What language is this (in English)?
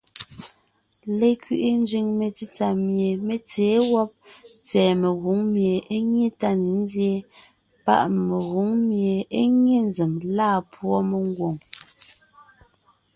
Ngiemboon